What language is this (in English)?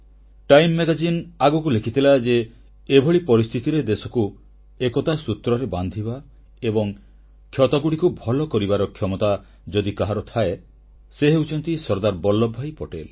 Odia